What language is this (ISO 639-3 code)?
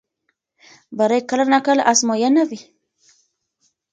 pus